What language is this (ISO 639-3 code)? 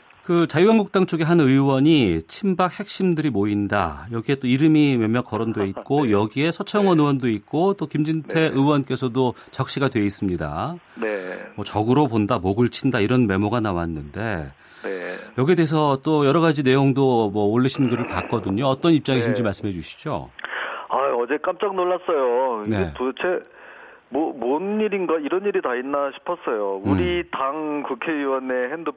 kor